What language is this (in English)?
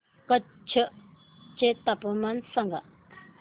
Marathi